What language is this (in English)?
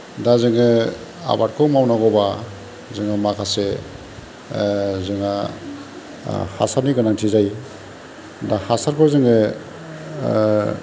Bodo